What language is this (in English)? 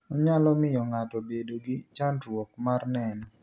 Luo (Kenya and Tanzania)